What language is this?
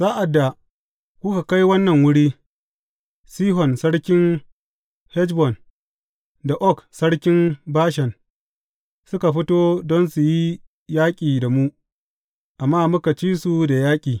Hausa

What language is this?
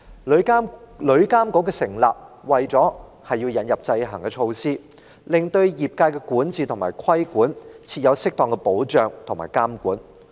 Cantonese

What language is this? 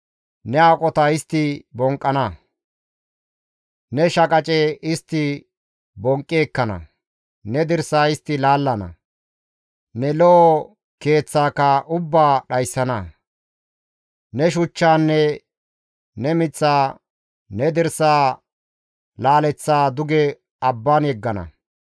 Gamo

